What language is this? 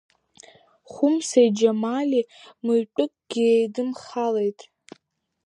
Abkhazian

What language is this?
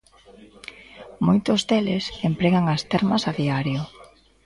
Galician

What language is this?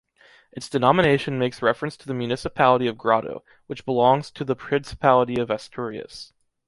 English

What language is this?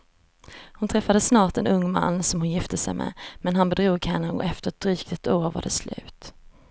Swedish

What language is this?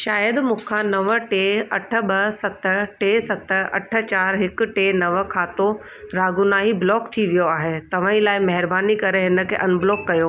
Sindhi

